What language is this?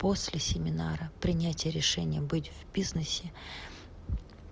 Russian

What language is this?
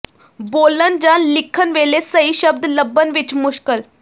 Punjabi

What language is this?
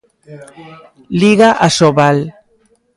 Galician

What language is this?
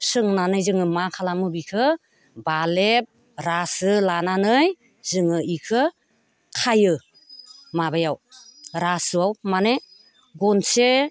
Bodo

